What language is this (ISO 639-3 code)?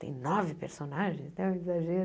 por